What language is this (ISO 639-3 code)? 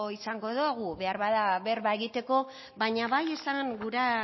eus